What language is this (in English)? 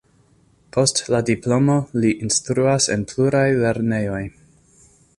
Esperanto